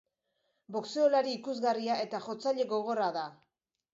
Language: Basque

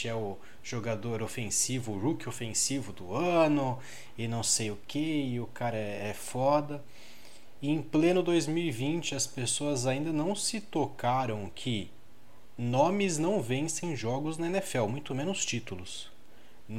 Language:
Portuguese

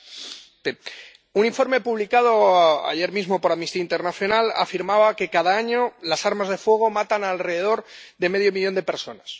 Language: Spanish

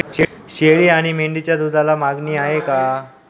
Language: Marathi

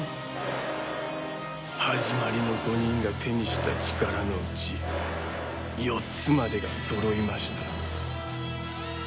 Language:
Japanese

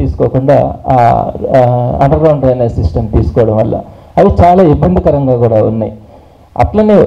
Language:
Telugu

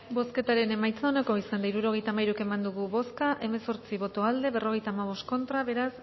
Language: Basque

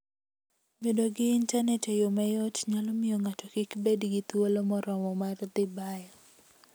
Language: Luo (Kenya and Tanzania)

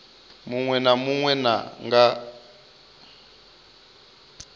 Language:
Venda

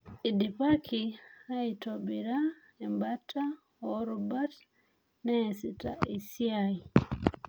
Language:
Masai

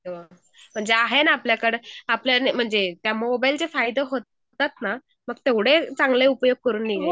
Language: Marathi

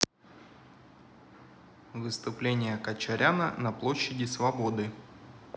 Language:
Russian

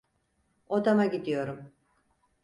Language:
Turkish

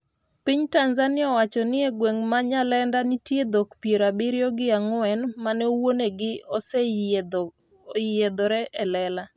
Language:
Luo (Kenya and Tanzania)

